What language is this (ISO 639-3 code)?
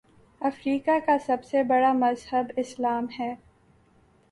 urd